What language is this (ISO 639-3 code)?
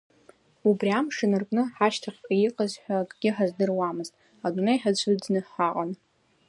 abk